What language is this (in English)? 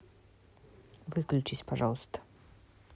Russian